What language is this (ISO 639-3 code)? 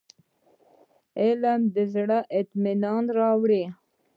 pus